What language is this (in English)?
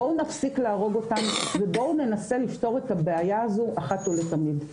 Hebrew